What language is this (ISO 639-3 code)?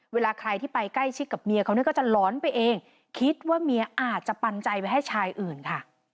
tha